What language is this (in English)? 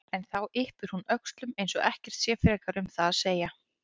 Icelandic